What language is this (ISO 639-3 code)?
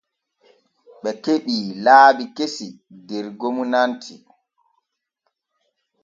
fue